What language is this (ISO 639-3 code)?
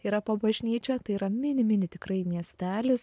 lit